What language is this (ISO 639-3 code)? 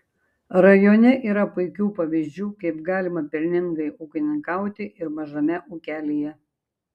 lit